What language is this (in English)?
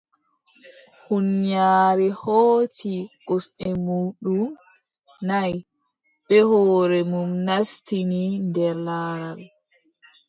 Adamawa Fulfulde